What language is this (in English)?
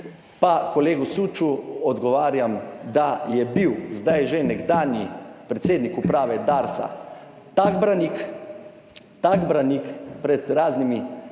Slovenian